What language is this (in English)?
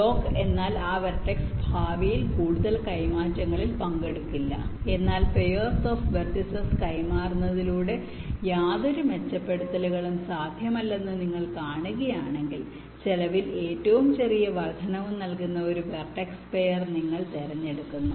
Malayalam